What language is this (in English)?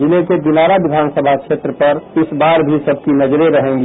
Hindi